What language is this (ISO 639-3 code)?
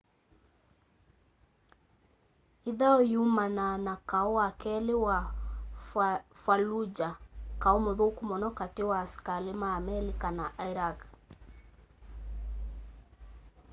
kam